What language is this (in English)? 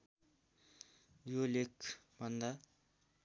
Nepali